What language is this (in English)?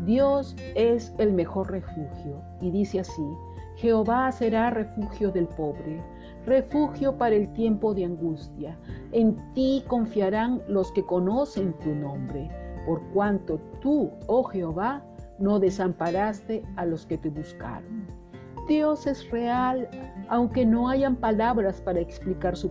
Spanish